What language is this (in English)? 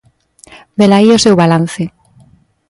Galician